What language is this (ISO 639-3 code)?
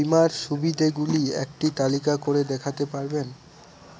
ben